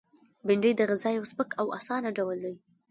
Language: Pashto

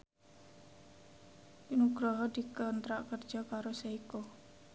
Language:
Javanese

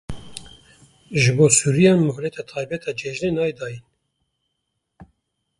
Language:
Kurdish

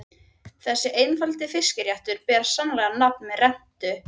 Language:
Icelandic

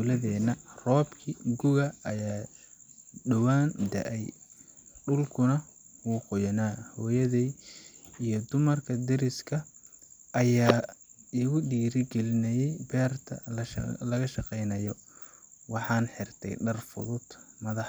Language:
Somali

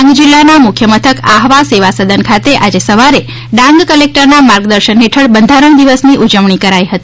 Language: Gujarati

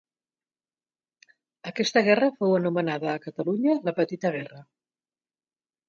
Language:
Catalan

